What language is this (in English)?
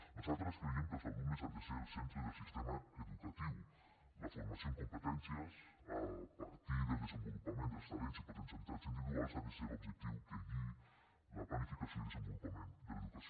Catalan